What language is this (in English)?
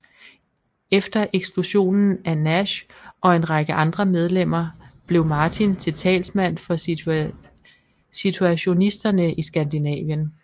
Danish